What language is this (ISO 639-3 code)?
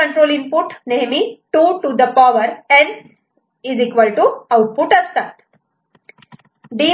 mar